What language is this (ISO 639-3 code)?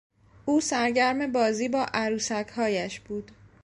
fas